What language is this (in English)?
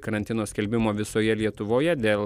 Lithuanian